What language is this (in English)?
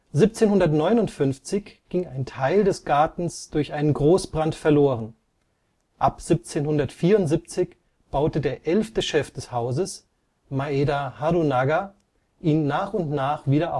German